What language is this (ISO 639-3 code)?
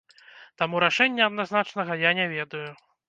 bel